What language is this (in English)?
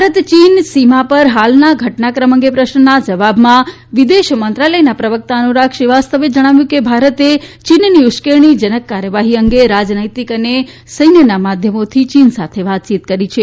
Gujarati